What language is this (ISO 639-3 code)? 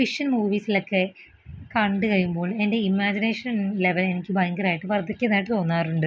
mal